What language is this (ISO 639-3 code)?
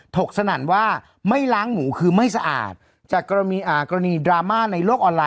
tha